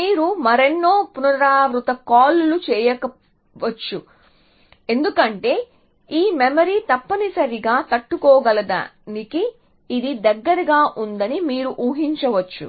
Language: Telugu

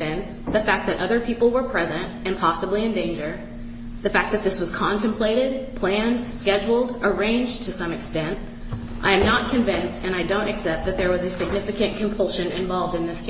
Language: English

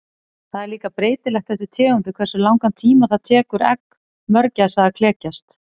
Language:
Icelandic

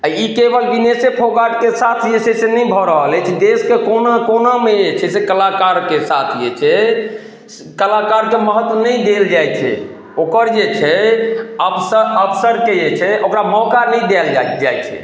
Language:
Maithili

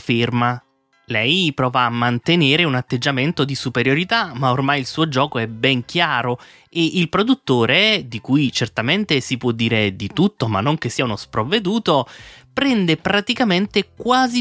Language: Italian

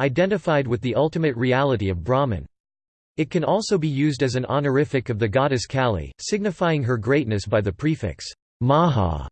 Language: English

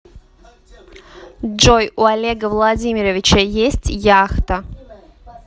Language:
Russian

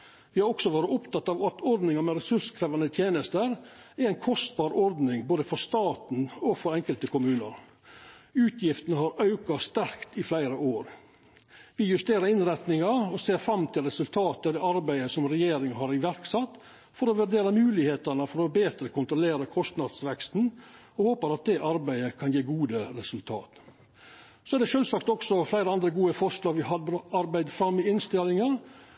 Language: Norwegian Nynorsk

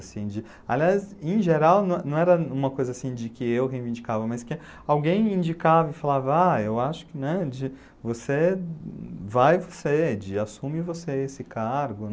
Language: Portuguese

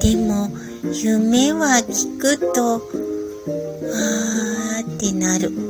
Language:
Japanese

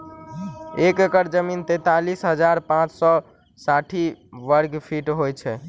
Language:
Maithili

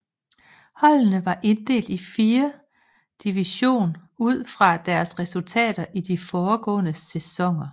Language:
Danish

